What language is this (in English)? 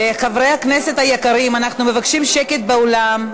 Hebrew